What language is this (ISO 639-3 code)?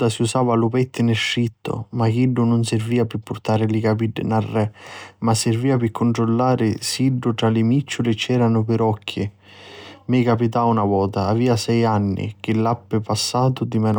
scn